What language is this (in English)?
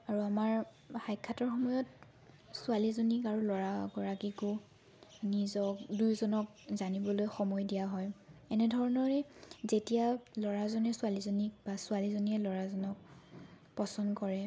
Assamese